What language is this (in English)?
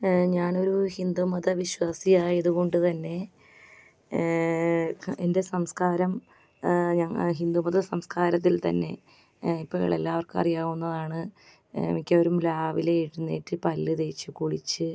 Malayalam